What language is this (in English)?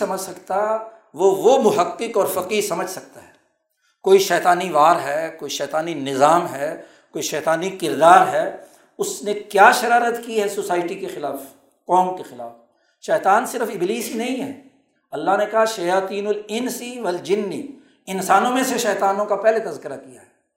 Urdu